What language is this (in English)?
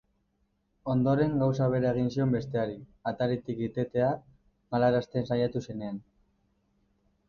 Basque